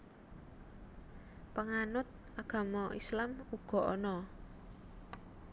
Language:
Javanese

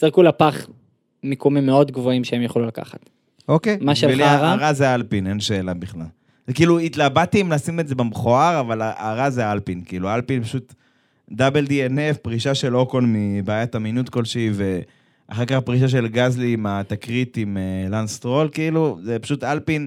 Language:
Hebrew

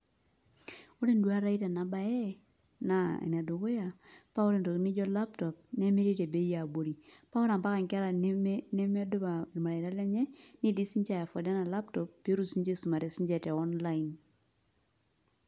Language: Masai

